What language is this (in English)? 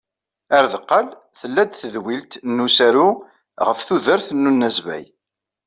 Kabyle